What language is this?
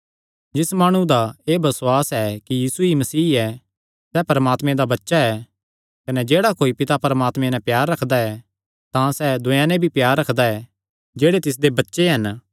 Kangri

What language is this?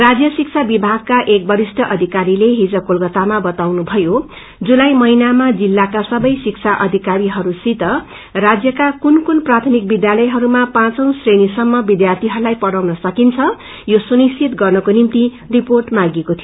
Nepali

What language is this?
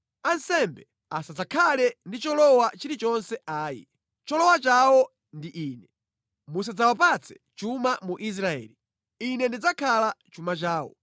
Nyanja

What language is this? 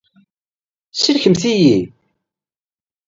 Kabyle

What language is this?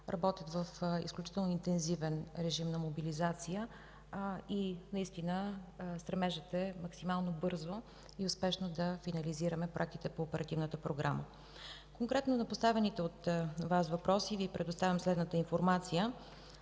Bulgarian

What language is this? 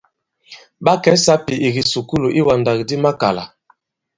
Bankon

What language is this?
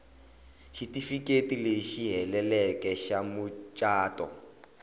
Tsonga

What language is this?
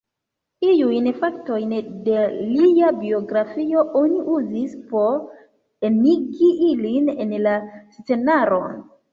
Esperanto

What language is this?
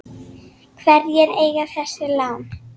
Icelandic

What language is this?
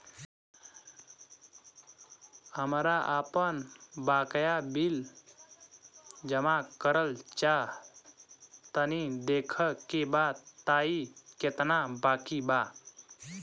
Bhojpuri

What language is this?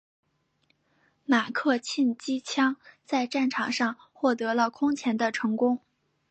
Chinese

